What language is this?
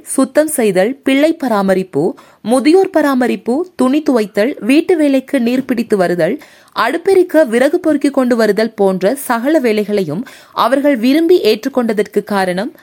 Tamil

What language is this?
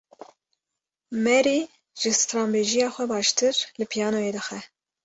Kurdish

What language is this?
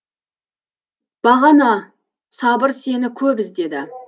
Kazakh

